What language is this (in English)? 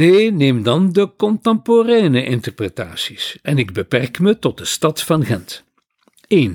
Dutch